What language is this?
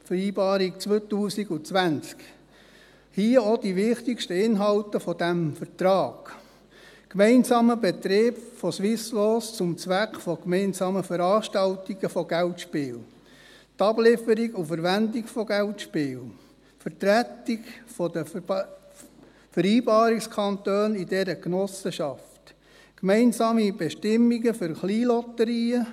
Swiss German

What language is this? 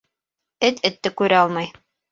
Bashkir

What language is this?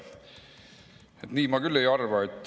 Estonian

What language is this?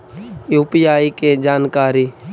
Magahi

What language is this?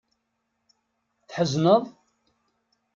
Kabyle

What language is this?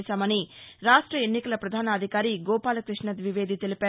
Telugu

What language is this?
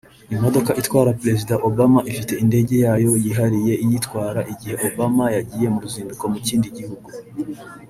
Kinyarwanda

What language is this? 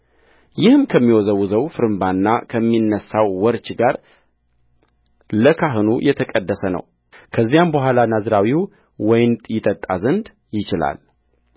Amharic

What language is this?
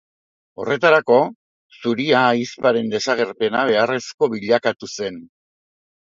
Basque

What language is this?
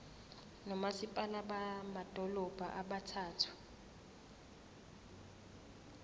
Zulu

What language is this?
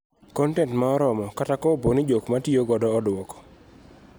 Luo (Kenya and Tanzania)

